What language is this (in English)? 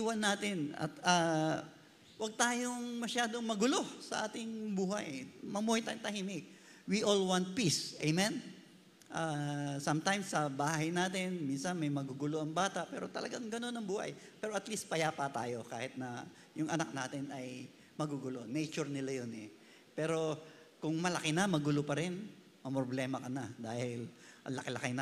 Filipino